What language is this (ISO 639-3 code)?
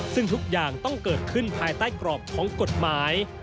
tha